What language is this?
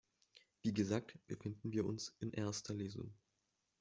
German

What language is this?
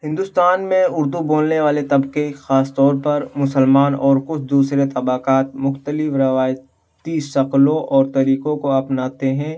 Urdu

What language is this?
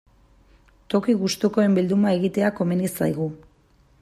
Basque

